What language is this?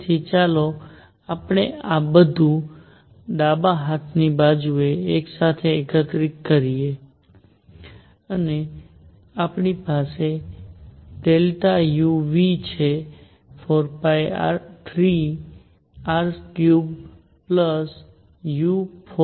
Gujarati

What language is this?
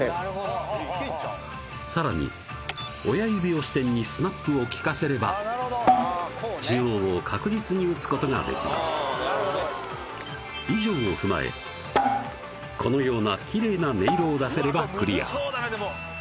Japanese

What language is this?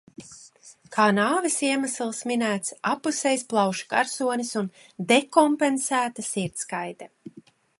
Latvian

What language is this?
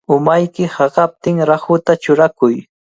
Cajatambo North Lima Quechua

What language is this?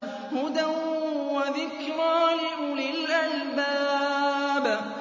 Arabic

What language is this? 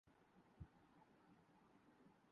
Urdu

